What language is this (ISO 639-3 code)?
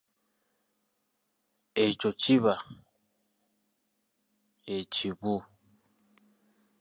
lug